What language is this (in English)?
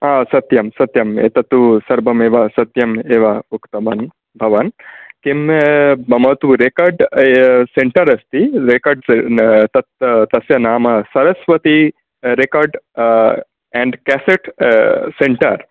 Sanskrit